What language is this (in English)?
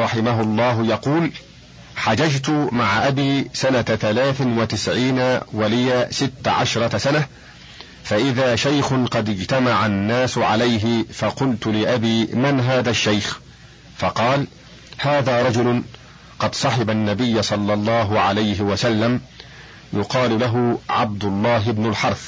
Arabic